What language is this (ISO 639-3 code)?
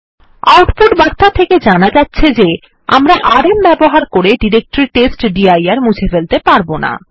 ben